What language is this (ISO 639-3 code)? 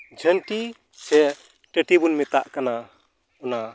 sat